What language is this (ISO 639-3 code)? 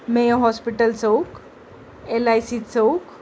mar